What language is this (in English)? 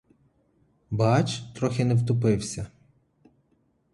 Ukrainian